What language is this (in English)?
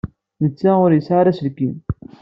Kabyle